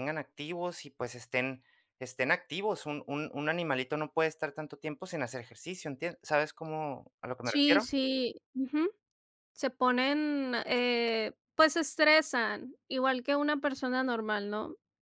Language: Spanish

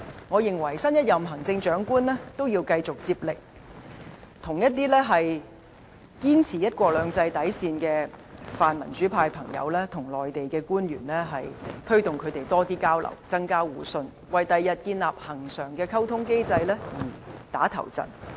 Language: Cantonese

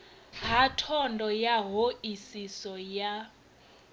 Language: Venda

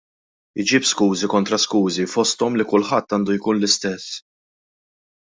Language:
Maltese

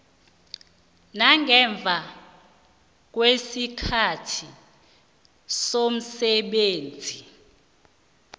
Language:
South Ndebele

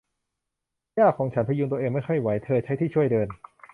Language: Thai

